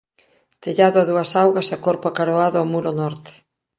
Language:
Galician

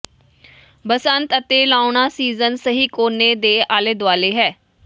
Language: Punjabi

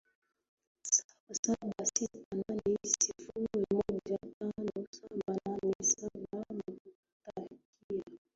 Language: Swahili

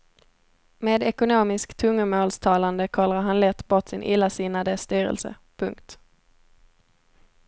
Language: Swedish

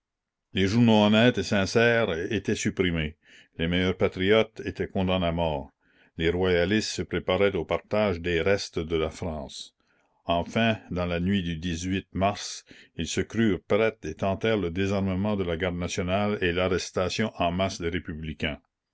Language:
French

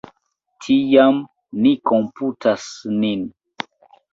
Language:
Esperanto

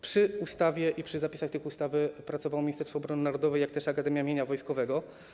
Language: Polish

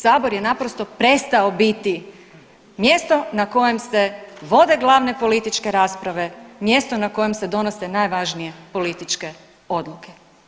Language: Croatian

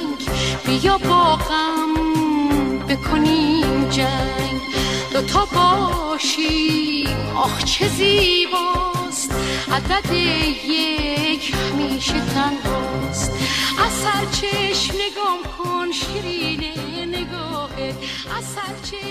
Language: Persian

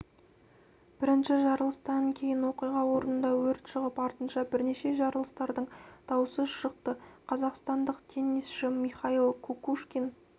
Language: Kazakh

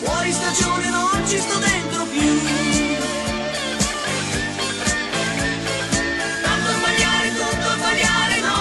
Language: Italian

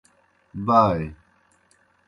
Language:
Kohistani Shina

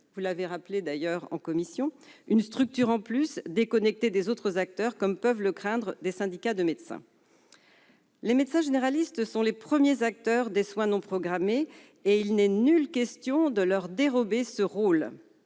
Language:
French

